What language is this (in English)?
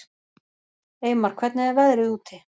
Icelandic